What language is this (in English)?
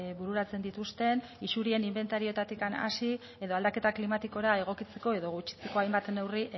Basque